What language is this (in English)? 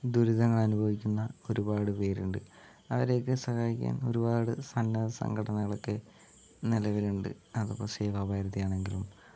Malayalam